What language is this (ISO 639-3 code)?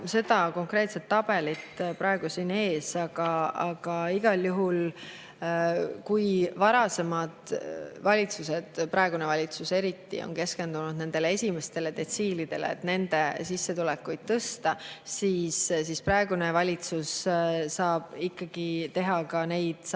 est